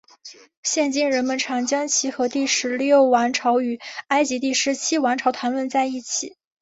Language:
Chinese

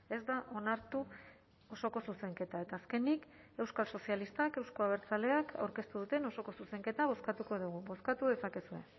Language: Basque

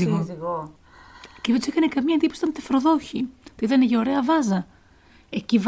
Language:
Greek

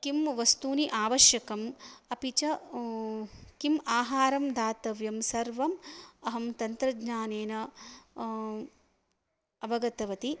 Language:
Sanskrit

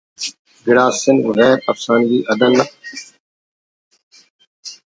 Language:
Brahui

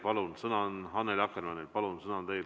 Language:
Estonian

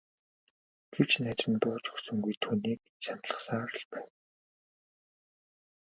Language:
Mongolian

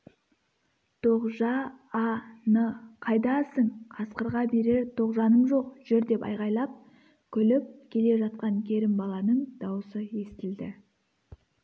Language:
Kazakh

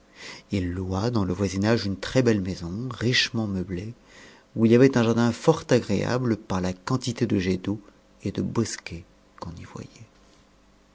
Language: French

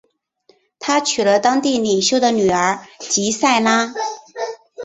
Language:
Chinese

